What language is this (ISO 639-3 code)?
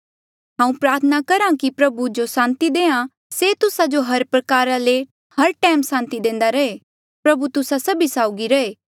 mjl